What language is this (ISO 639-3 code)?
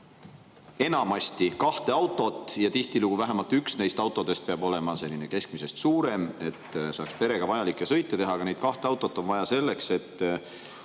est